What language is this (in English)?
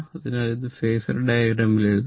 Malayalam